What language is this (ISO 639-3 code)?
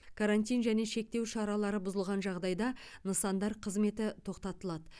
kaz